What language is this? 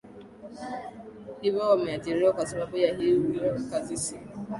Swahili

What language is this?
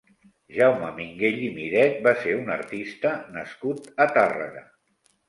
Catalan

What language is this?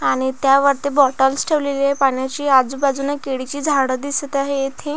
Marathi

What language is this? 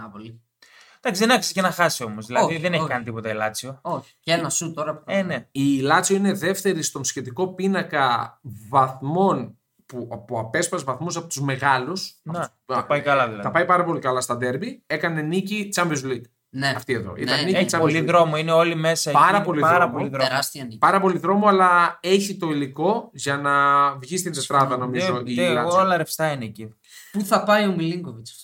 Greek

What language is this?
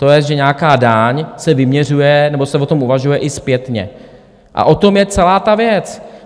Czech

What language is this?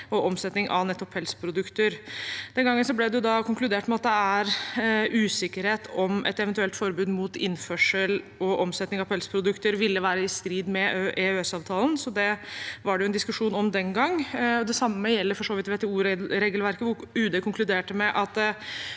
Norwegian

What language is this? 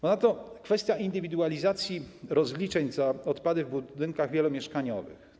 Polish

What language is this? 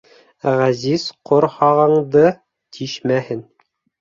Bashkir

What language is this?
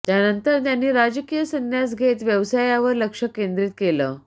Marathi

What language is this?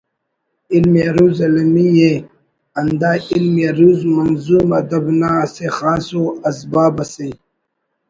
Brahui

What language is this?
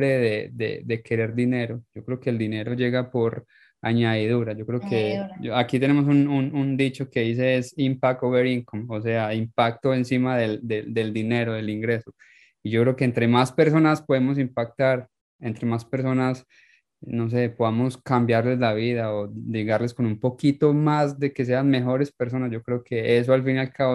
Spanish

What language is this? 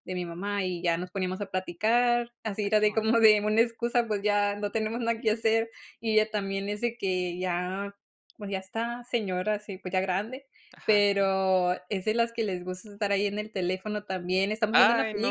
Spanish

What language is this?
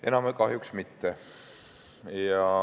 Estonian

